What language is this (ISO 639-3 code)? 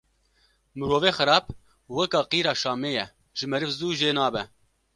kur